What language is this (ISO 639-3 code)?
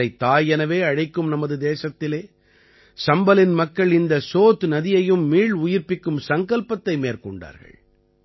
tam